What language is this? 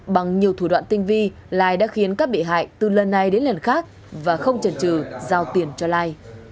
Vietnamese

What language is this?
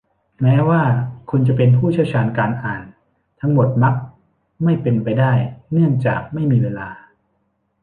Thai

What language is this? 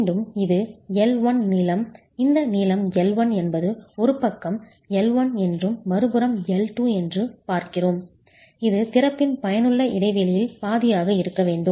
Tamil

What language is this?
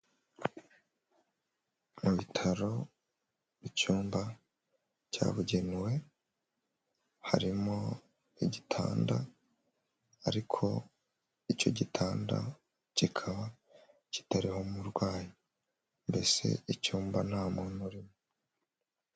Kinyarwanda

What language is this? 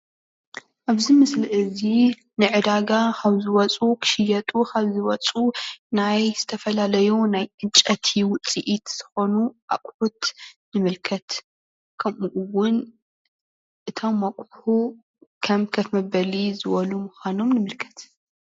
Tigrinya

